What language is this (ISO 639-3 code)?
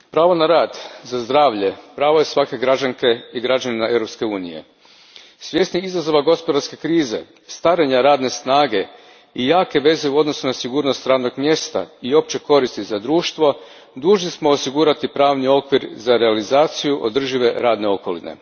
hrv